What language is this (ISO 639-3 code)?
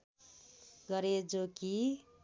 nep